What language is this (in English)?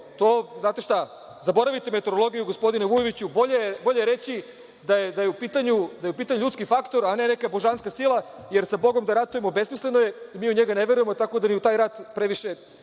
Serbian